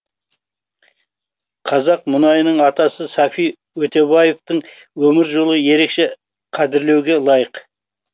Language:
Kazakh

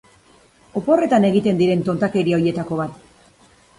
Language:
Basque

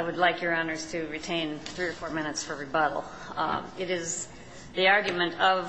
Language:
English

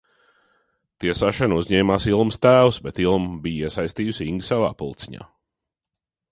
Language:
Latvian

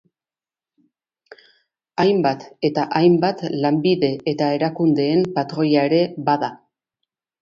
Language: Basque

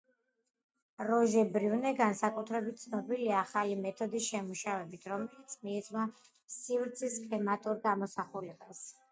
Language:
Georgian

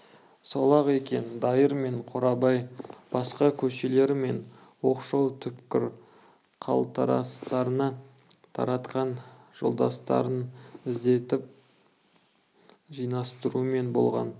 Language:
Kazakh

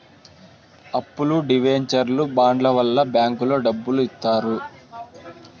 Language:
Telugu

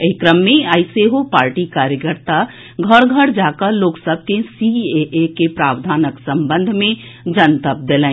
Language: Maithili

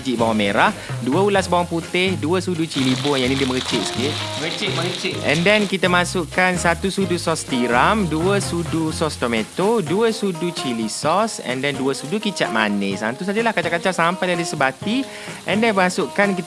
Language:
Malay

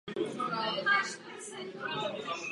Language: Czech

